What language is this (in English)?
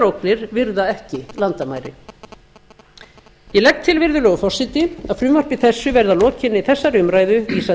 Icelandic